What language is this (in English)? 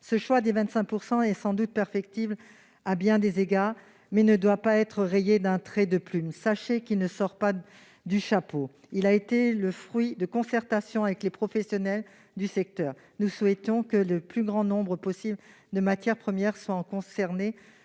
French